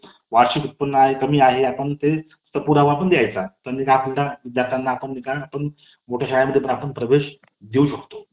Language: Marathi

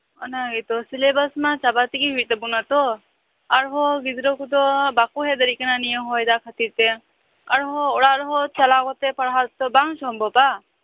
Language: Santali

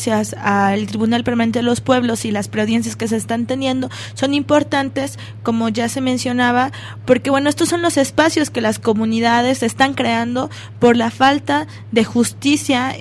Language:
Spanish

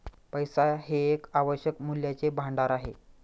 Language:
Marathi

